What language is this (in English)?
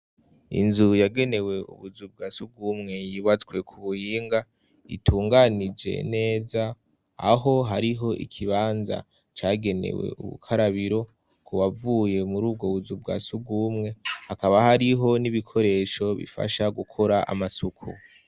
Rundi